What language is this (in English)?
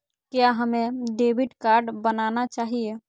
Magahi